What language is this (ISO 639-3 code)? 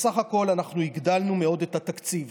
heb